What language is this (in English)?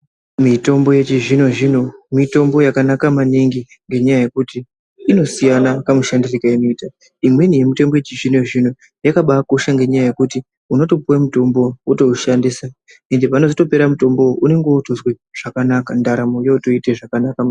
Ndau